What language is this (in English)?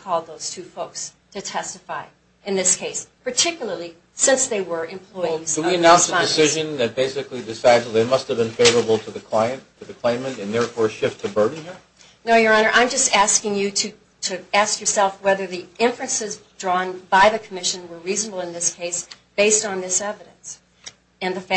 English